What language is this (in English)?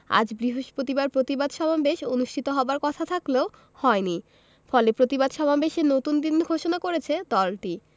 Bangla